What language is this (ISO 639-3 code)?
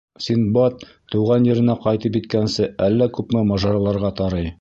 bak